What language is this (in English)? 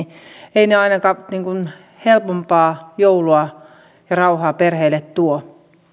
Finnish